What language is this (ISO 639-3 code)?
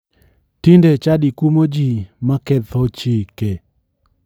luo